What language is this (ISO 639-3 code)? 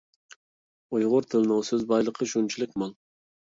uig